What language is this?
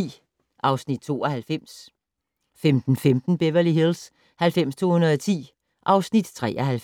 Danish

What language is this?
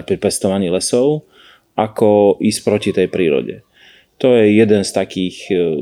Slovak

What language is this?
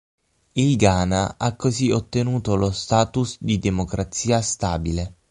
Italian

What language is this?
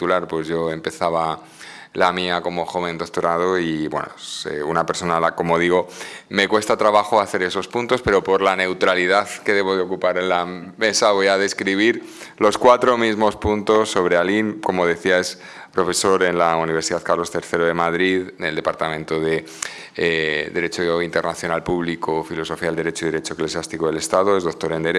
Spanish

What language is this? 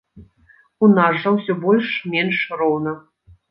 Belarusian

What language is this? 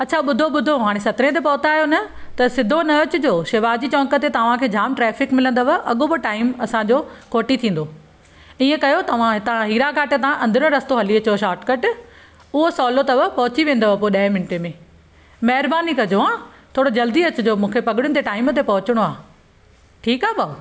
Sindhi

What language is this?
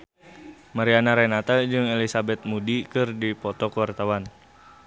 Sundanese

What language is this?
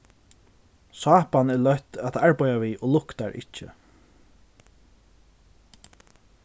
Faroese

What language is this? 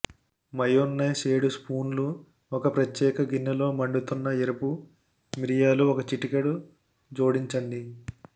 Telugu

